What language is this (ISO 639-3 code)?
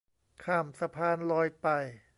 tha